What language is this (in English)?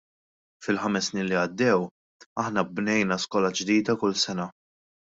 Maltese